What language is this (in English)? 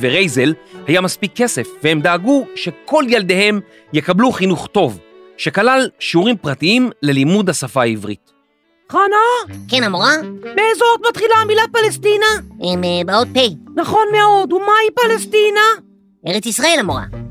Hebrew